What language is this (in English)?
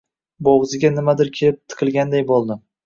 Uzbek